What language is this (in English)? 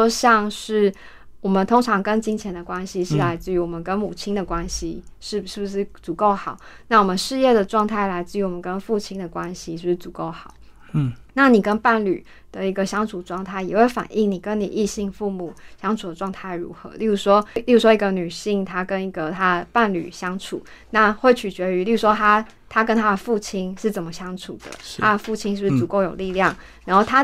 Chinese